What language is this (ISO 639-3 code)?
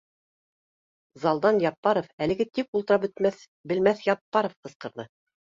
bak